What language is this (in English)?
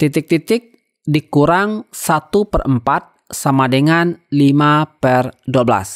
Indonesian